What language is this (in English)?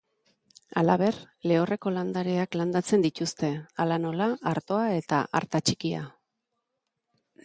Basque